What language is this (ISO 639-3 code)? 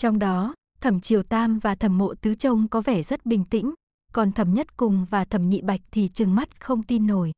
vie